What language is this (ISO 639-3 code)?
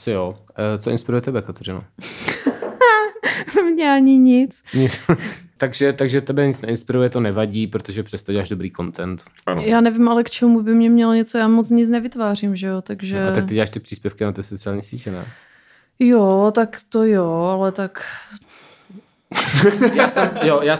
ces